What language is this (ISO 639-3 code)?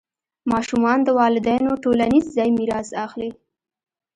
pus